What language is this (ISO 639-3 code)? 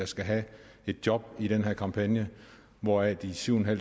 dan